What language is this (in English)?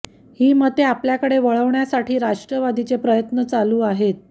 Marathi